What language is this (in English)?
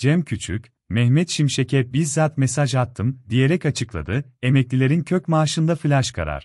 Turkish